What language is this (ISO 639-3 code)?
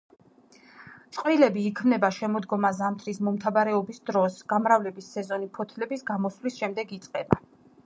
kat